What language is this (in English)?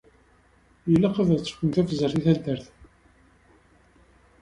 Kabyle